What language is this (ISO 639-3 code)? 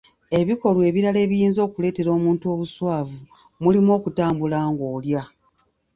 lug